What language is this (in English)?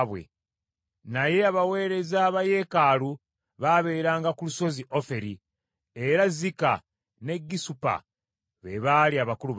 Ganda